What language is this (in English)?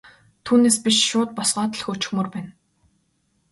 Mongolian